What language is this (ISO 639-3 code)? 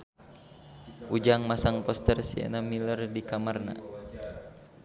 sun